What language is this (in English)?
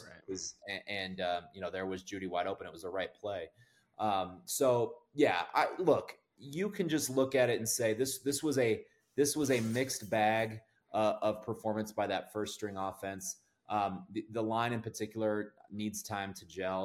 English